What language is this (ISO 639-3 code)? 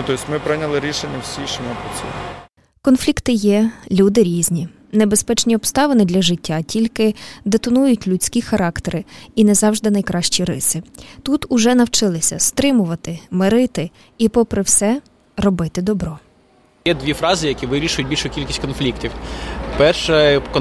ukr